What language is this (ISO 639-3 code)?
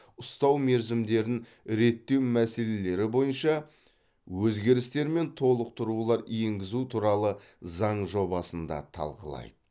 kaz